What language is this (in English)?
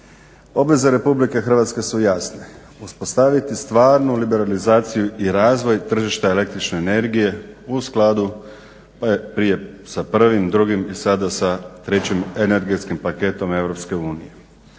Croatian